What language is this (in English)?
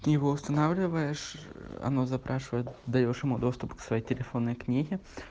Russian